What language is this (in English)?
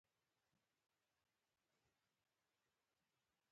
Pashto